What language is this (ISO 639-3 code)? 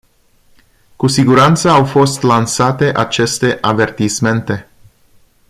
ron